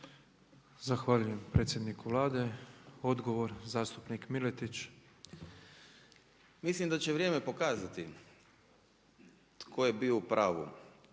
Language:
Croatian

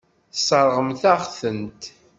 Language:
Kabyle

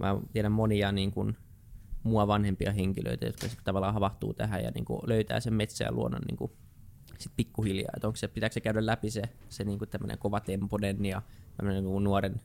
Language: Finnish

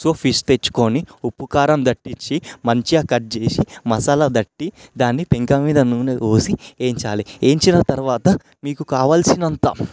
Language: Telugu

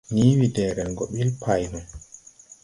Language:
Tupuri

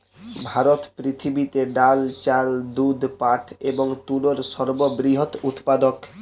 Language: Bangla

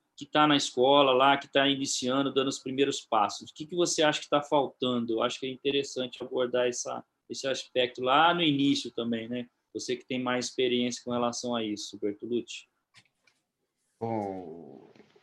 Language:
Portuguese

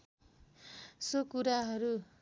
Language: Nepali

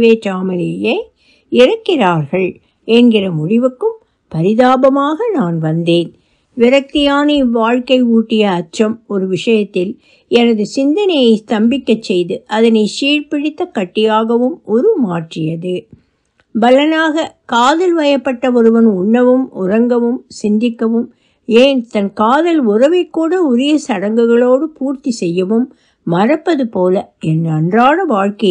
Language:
Turkish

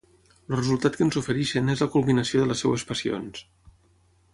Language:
Catalan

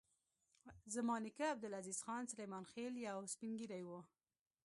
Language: Pashto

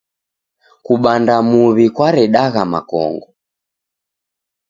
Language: Taita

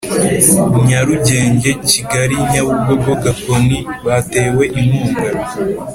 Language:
Kinyarwanda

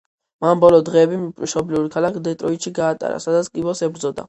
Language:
Georgian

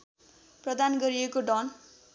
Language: Nepali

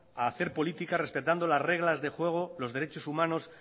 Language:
Spanish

